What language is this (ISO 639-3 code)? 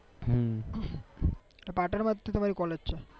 guj